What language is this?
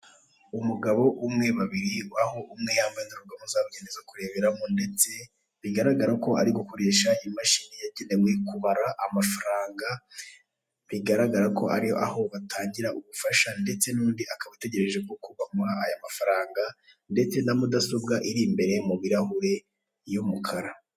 Kinyarwanda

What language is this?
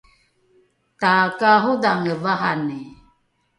Rukai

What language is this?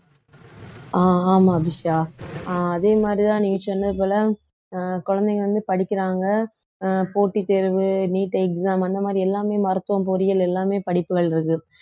Tamil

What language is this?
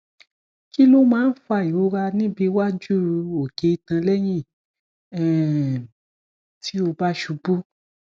Yoruba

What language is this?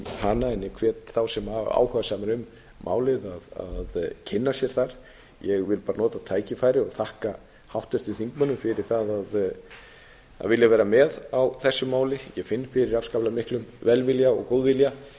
Icelandic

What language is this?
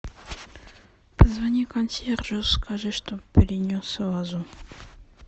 Russian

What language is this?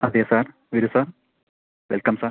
Malayalam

